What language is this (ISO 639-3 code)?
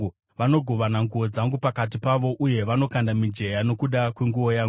sna